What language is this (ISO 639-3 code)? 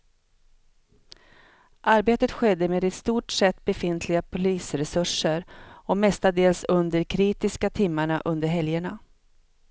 swe